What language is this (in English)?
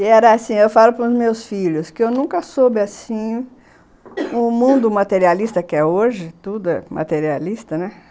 Portuguese